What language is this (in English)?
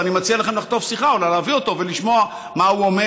Hebrew